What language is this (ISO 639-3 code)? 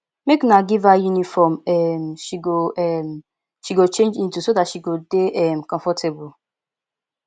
pcm